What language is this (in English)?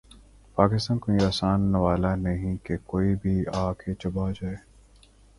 Urdu